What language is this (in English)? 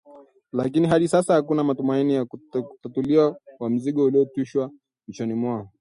Swahili